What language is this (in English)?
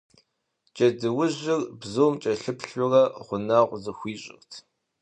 Kabardian